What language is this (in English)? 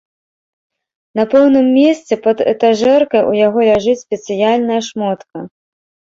Belarusian